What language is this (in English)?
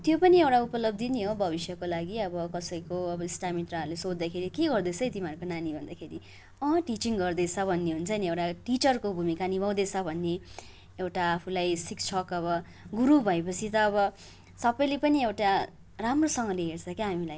Nepali